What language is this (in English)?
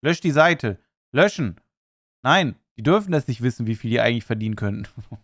German